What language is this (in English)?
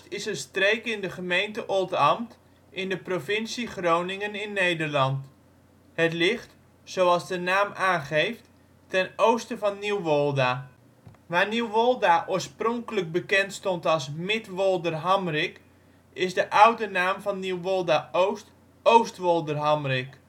Dutch